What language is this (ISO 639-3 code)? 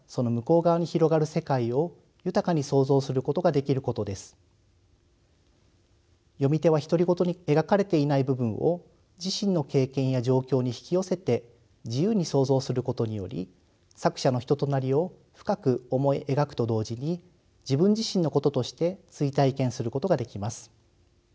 jpn